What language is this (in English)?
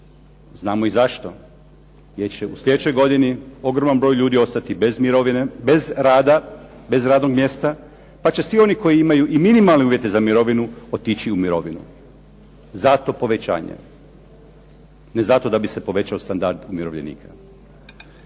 Croatian